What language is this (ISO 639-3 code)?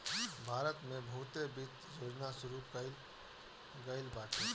bho